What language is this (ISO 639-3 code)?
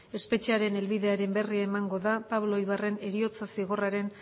eus